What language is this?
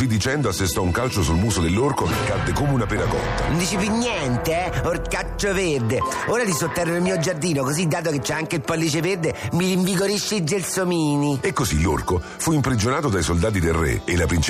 Italian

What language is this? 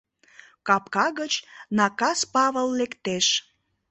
Mari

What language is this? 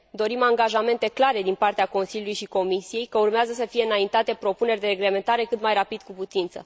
Romanian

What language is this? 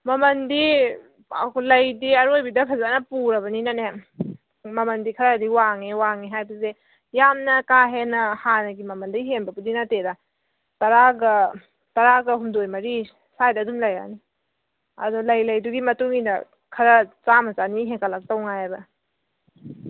Manipuri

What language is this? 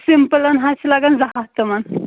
Kashmiri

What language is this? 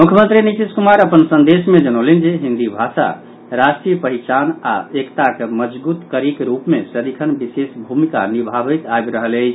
Maithili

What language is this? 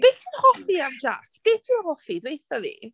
Welsh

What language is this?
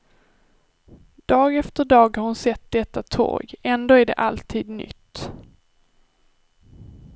Swedish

